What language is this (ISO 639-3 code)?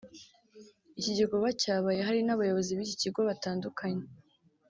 kin